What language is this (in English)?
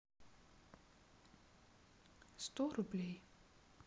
Russian